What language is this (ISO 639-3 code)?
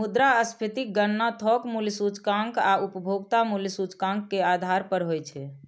mai